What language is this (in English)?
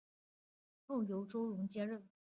Chinese